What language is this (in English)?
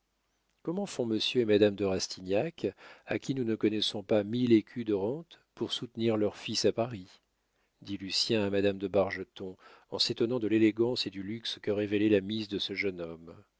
French